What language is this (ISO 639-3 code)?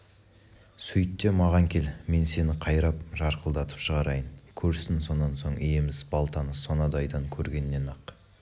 kaz